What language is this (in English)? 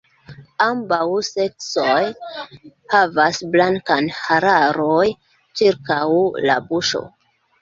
Esperanto